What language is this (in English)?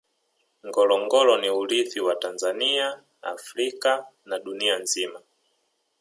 Swahili